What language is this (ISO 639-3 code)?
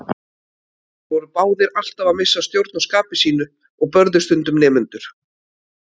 isl